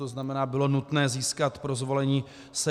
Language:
Czech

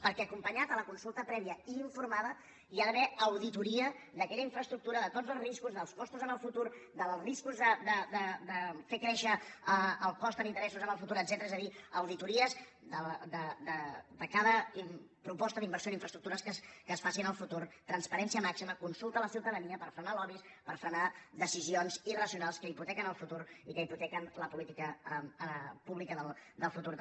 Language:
Catalan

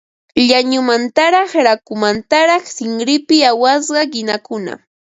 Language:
Ambo-Pasco Quechua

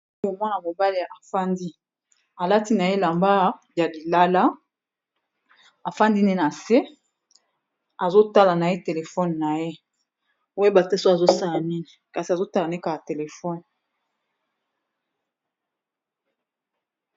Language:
Lingala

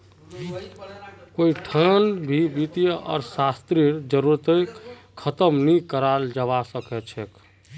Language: Magahi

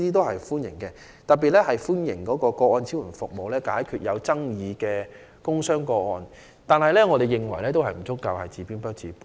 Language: Cantonese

